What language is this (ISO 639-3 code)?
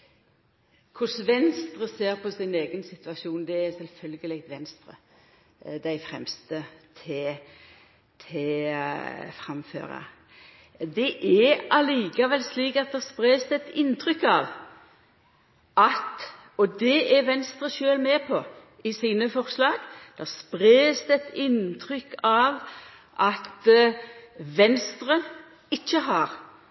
nno